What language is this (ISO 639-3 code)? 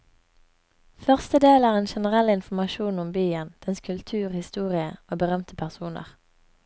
nor